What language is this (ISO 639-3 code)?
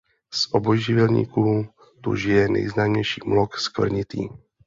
ces